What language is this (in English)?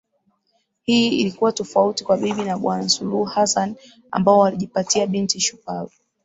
Swahili